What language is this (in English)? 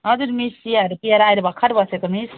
Nepali